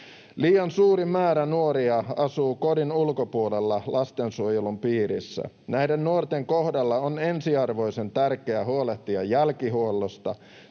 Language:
Finnish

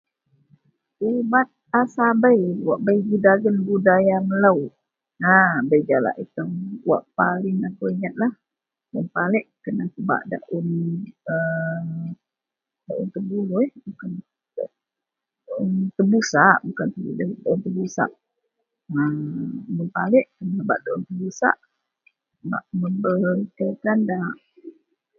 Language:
Central Melanau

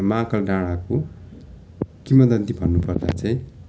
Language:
Nepali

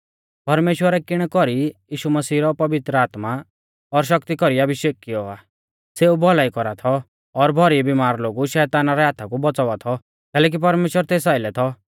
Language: Mahasu Pahari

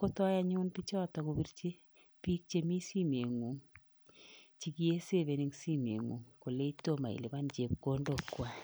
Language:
Kalenjin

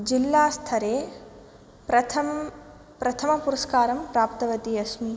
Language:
Sanskrit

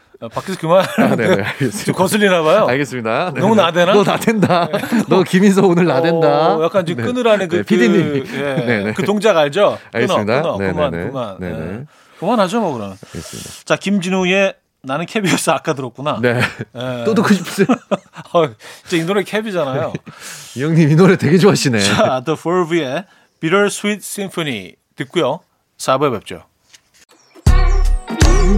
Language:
Korean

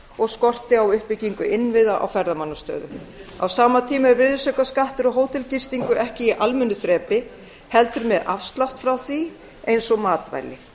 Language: Icelandic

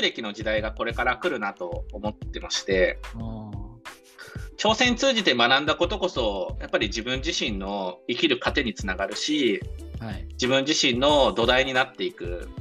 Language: Japanese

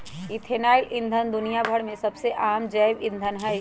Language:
Magahi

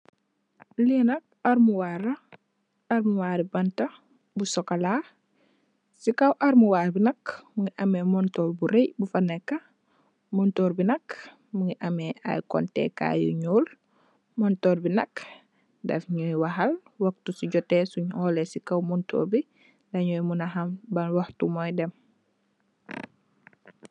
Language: Wolof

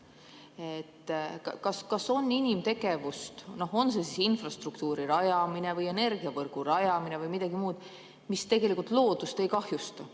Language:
Estonian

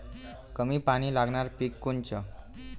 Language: Marathi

